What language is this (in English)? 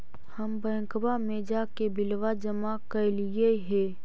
Magahi